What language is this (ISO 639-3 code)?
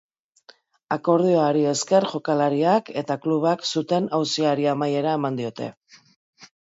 eus